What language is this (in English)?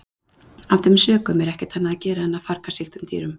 Icelandic